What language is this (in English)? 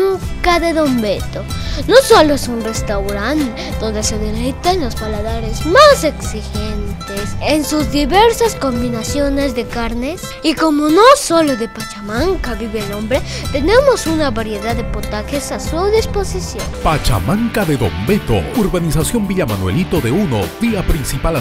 Spanish